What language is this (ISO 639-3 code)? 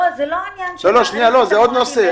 heb